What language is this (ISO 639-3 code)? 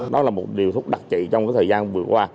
vie